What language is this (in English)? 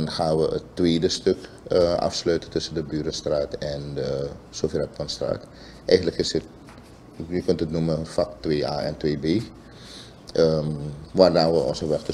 Dutch